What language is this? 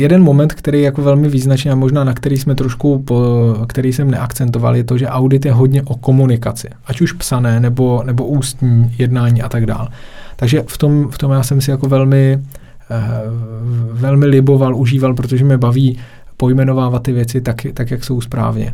Czech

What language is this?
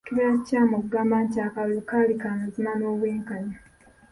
Ganda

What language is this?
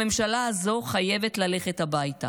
Hebrew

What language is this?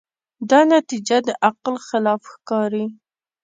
Pashto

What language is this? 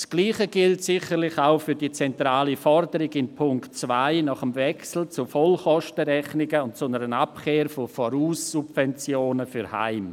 Swiss German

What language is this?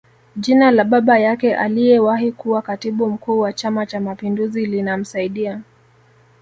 Swahili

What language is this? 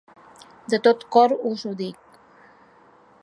Catalan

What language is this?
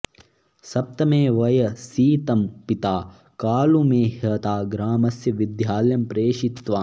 Sanskrit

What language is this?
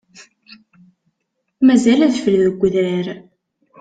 Kabyle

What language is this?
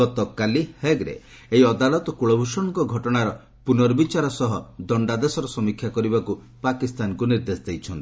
Odia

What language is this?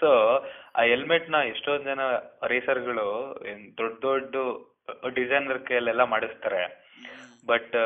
Kannada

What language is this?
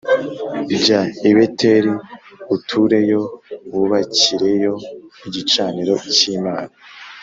Kinyarwanda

